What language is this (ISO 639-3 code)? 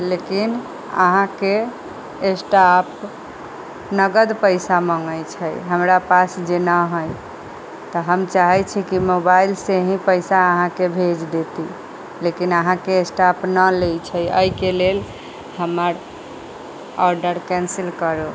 mai